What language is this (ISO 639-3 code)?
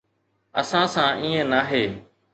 snd